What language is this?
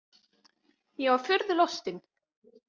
Icelandic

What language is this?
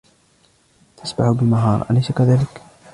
Arabic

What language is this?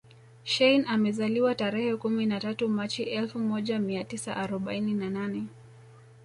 Swahili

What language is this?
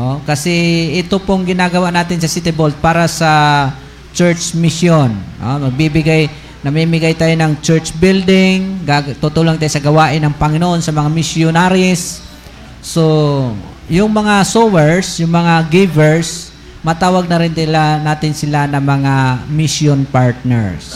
Filipino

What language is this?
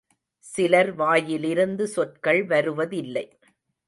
Tamil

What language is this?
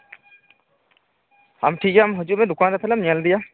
Santali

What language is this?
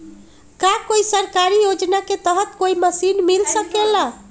Magahi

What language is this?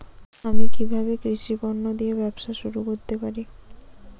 Bangla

